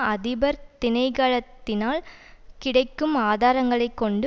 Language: Tamil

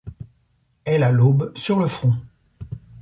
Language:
French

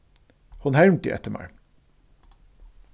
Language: Faroese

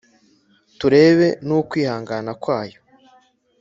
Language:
Kinyarwanda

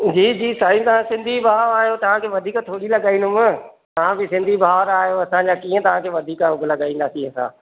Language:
Sindhi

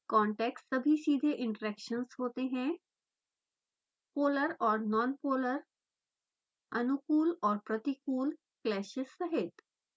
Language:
Hindi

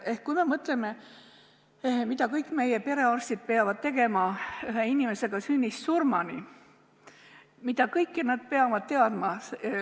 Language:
Estonian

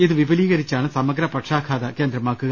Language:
Malayalam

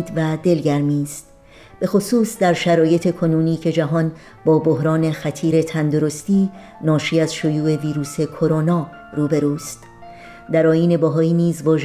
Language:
Persian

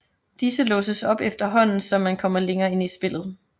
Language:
Danish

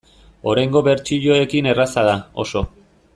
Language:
Basque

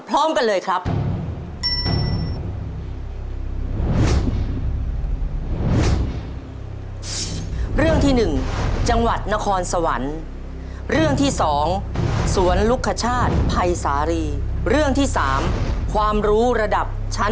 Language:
Thai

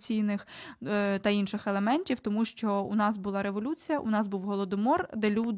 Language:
Ukrainian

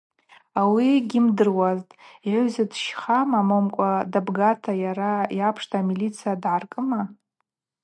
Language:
Abaza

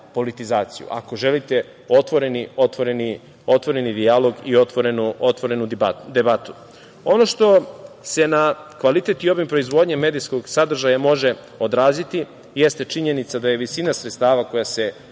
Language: Serbian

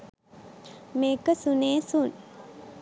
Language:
Sinhala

